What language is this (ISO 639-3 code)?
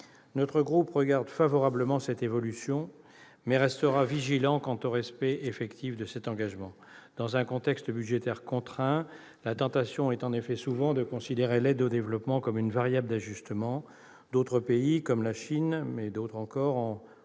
fra